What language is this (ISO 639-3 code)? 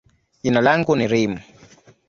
swa